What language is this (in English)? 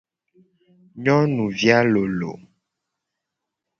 Gen